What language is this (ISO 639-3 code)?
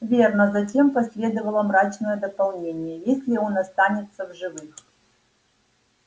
rus